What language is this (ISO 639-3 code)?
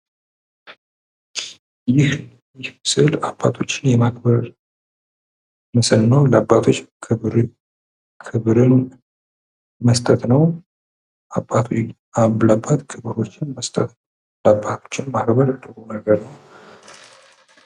amh